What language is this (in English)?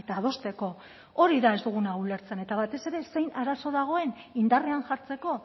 Basque